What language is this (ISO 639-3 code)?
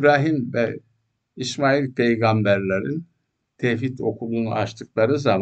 tur